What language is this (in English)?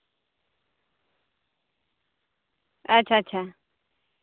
Santali